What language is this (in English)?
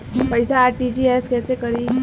Bhojpuri